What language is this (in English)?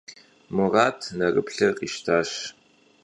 Kabardian